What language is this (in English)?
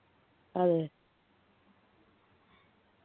Malayalam